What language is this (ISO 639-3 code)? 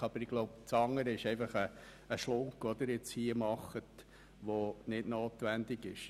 gsw